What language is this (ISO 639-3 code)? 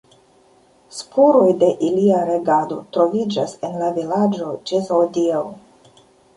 epo